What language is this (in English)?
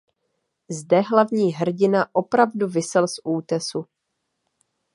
Czech